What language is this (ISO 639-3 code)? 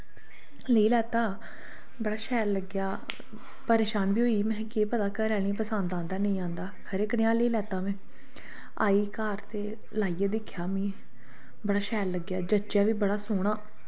doi